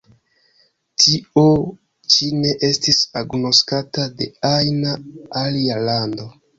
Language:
Esperanto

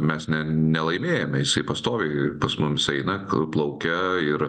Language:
Lithuanian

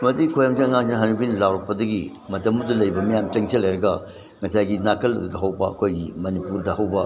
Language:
Manipuri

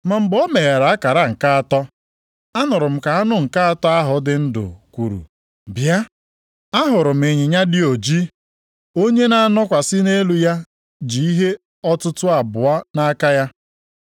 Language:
Igbo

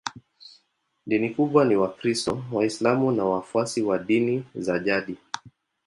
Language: Swahili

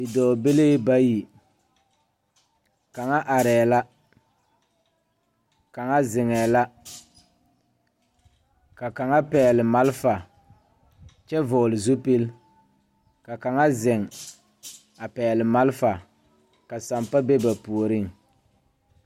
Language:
Southern Dagaare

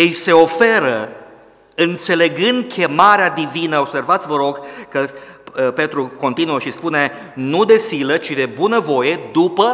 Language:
Romanian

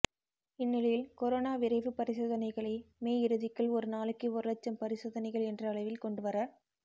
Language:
Tamil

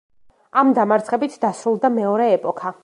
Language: Georgian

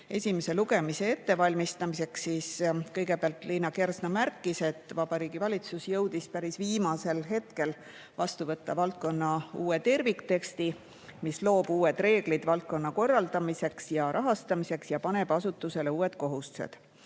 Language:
Estonian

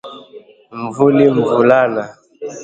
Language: Swahili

